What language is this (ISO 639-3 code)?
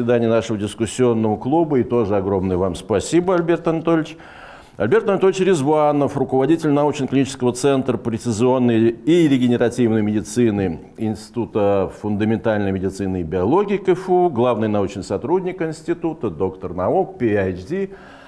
rus